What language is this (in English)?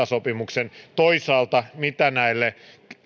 Finnish